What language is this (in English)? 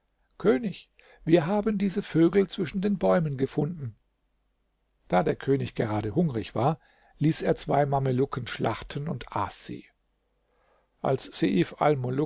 German